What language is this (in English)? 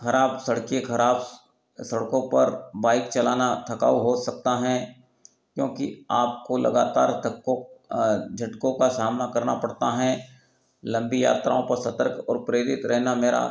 Hindi